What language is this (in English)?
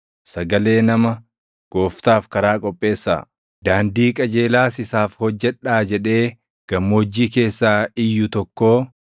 Oromo